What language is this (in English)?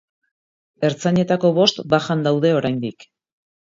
Basque